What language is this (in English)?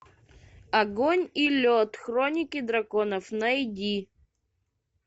Russian